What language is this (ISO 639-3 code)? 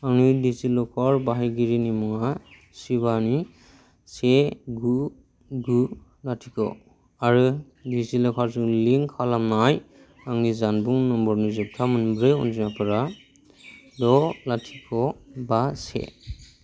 brx